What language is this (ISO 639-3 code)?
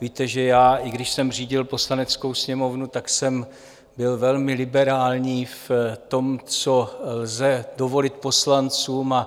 ces